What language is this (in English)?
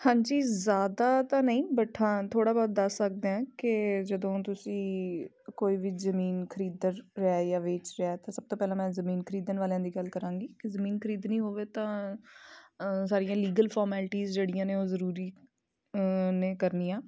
Punjabi